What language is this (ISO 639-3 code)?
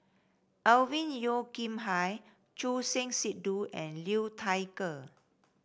eng